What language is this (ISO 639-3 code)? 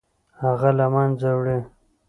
pus